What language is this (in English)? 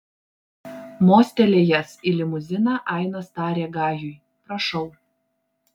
Lithuanian